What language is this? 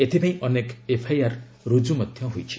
Odia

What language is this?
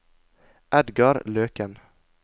Norwegian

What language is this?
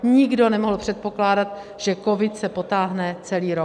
Czech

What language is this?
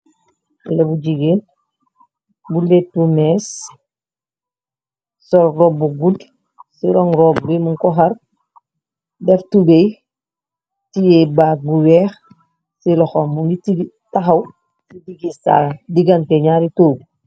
Wolof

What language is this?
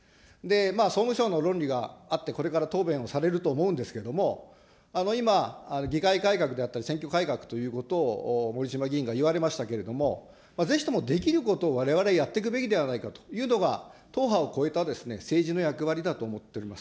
Japanese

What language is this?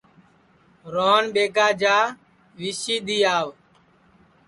Sansi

